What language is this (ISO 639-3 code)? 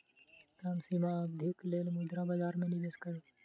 mai